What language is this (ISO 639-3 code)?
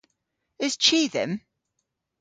cor